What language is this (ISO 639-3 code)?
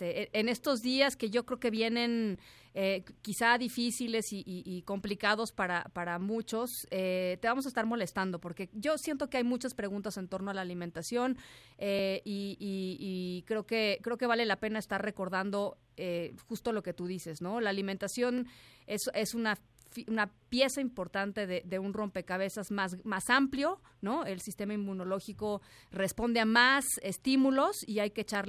spa